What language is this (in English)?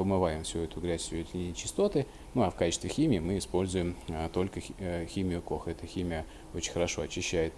Russian